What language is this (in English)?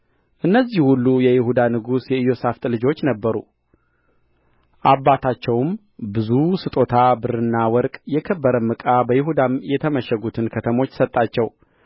Amharic